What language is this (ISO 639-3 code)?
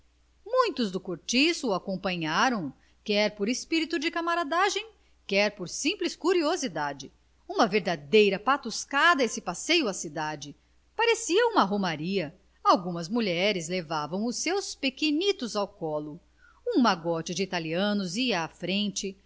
por